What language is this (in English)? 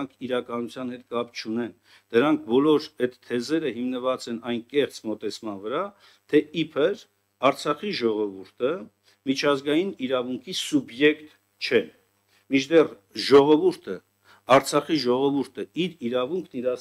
Turkish